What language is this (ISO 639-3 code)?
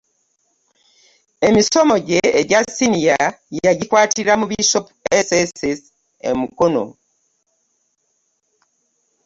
lug